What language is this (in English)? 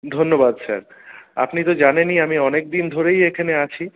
Bangla